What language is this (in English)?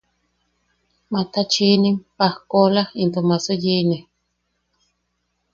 Yaqui